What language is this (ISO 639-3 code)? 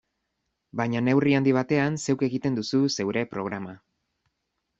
eus